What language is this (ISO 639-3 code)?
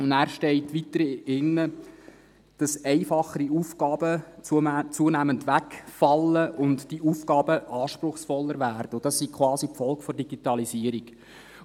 gsw